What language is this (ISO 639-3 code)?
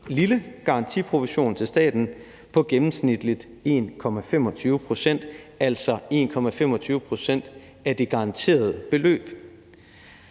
dan